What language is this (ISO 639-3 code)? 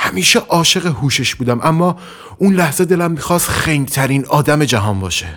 fas